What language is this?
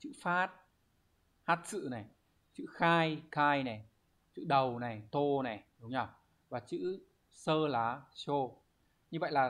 Vietnamese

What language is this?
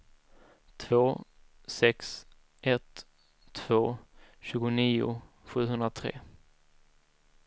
Swedish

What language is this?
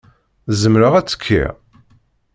Kabyle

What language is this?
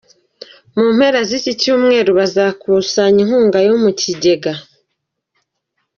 Kinyarwanda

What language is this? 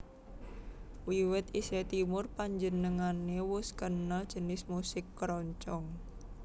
Javanese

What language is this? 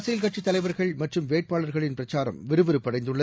Tamil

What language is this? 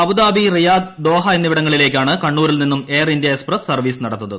Malayalam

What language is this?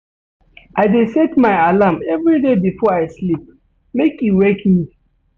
Nigerian Pidgin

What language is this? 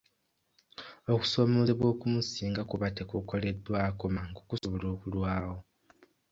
Ganda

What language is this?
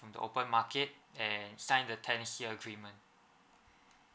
English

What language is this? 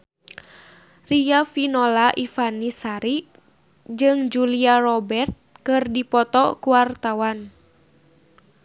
Sundanese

